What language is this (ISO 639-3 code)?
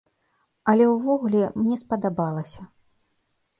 bel